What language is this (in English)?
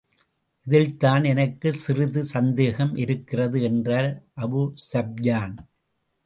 Tamil